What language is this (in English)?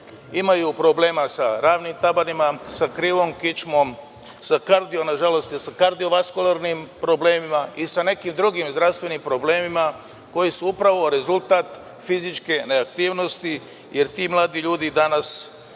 Serbian